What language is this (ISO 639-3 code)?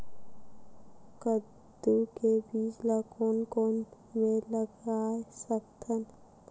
hne